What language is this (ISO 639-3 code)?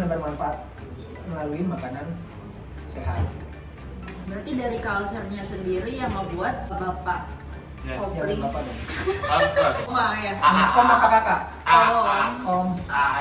ind